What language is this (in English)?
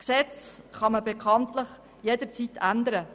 Swiss German